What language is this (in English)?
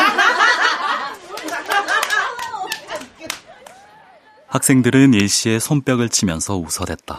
Korean